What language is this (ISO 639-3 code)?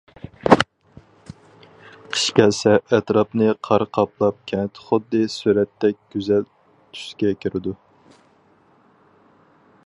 uig